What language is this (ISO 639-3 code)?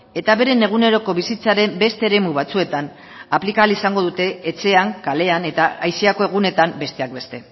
eus